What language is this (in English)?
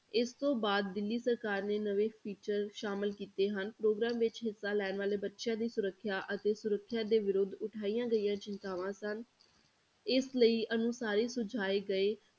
Punjabi